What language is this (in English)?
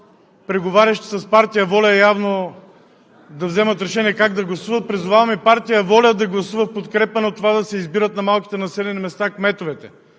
Bulgarian